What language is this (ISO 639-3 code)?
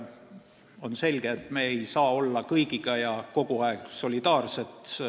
est